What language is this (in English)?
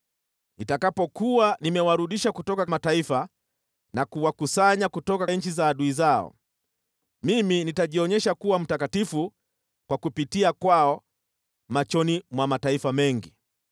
Swahili